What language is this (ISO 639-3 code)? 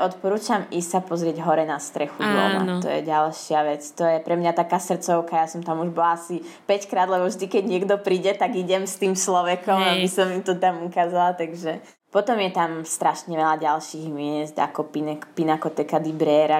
slk